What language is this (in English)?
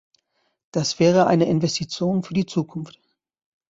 German